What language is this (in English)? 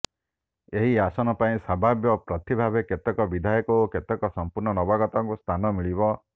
Odia